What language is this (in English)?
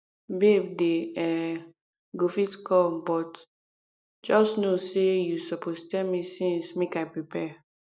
Nigerian Pidgin